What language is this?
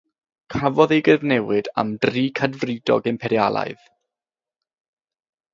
Welsh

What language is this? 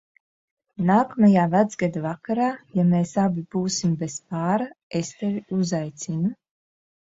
Latvian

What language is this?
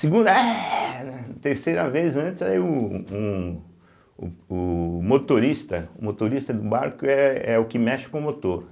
Portuguese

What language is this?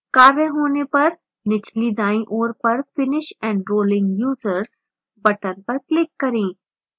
Hindi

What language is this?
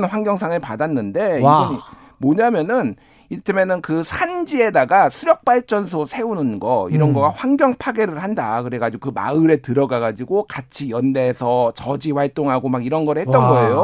Korean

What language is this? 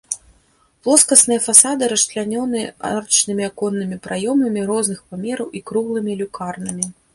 Belarusian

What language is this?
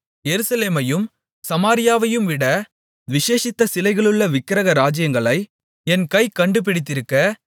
Tamil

